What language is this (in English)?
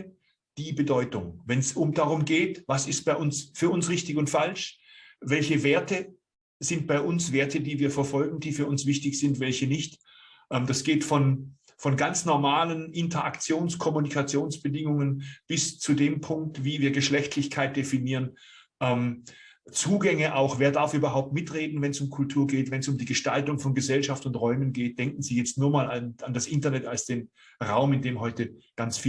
German